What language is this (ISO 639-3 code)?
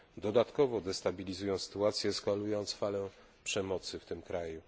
pol